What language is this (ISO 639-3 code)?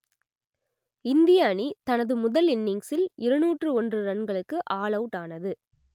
tam